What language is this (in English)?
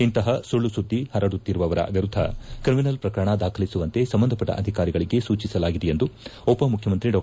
Kannada